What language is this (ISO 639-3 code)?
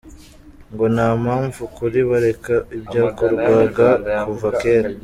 kin